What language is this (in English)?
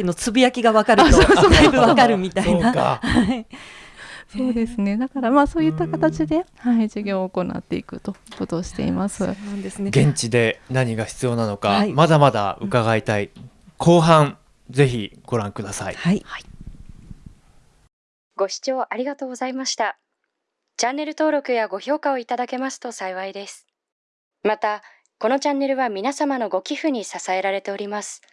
Japanese